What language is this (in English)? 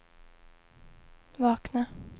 Swedish